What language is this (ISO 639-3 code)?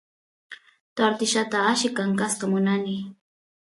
qus